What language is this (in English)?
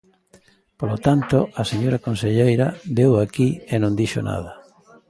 Galician